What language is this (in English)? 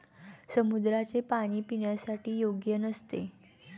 Marathi